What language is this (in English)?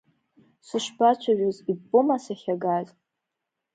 Abkhazian